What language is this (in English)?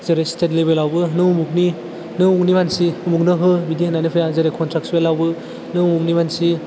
Bodo